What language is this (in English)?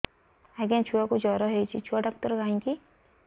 Odia